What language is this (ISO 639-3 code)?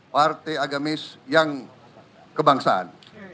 ind